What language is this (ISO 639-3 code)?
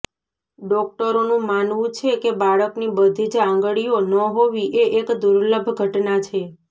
guj